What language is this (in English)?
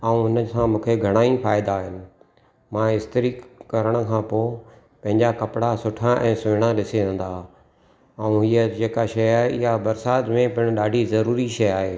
Sindhi